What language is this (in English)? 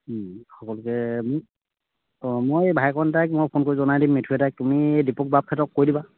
Assamese